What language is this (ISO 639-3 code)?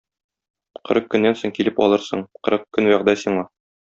tat